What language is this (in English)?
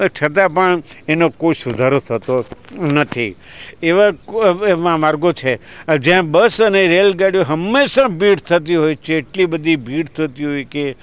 Gujarati